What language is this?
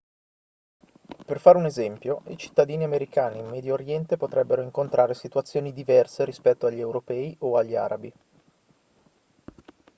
Italian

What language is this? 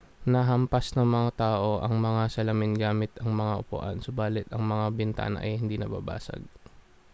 Filipino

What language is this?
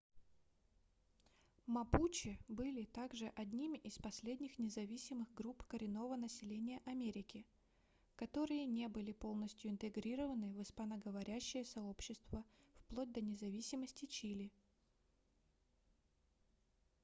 Russian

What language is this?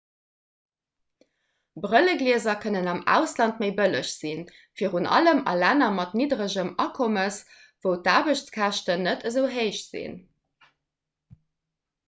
Luxembourgish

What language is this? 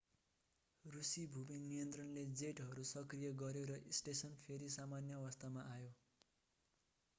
Nepali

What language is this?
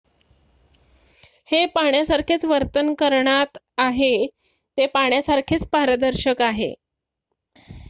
Marathi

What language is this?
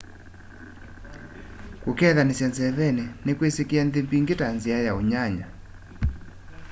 Kamba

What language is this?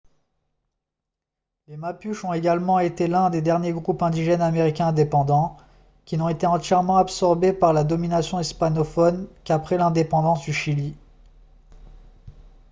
French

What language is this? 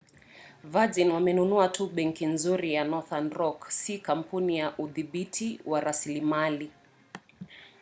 Swahili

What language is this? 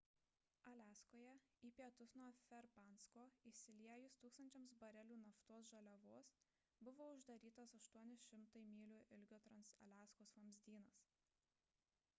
Lithuanian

